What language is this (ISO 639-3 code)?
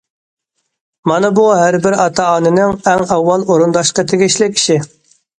uig